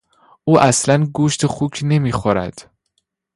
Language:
Persian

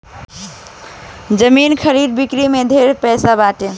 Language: Bhojpuri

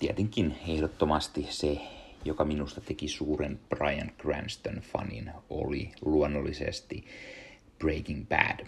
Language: Finnish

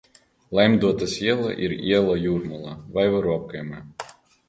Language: Latvian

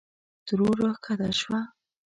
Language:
Pashto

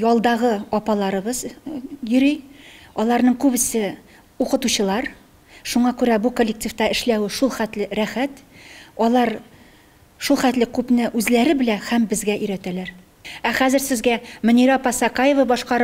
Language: Turkish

